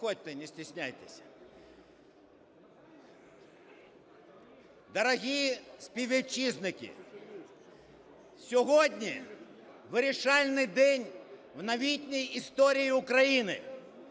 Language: Ukrainian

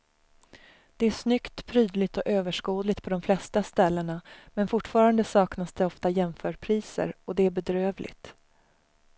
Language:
Swedish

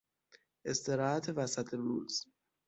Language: Persian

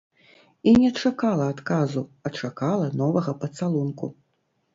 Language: Belarusian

